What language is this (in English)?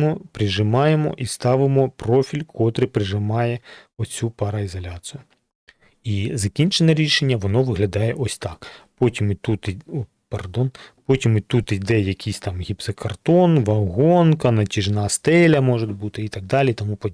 Ukrainian